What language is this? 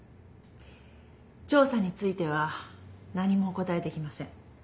Japanese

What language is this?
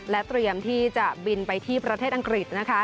Thai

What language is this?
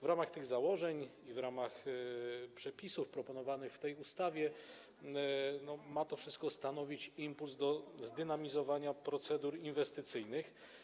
Polish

